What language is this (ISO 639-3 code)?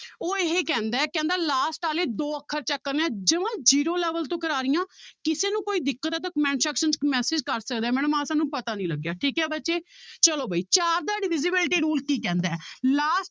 pan